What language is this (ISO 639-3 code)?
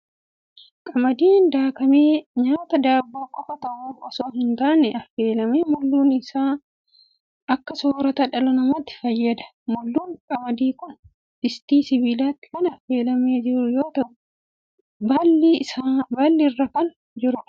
orm